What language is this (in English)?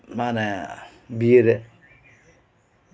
Santali